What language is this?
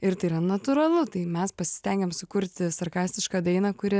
Lithuanian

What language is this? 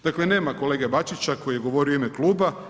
Croatian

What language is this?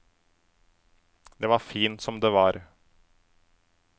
Norwegian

